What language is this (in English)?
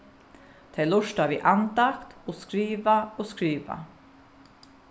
Faroese